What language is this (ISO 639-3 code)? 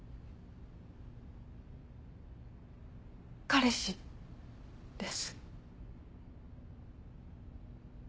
jpn